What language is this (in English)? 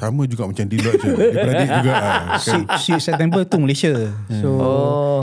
Malay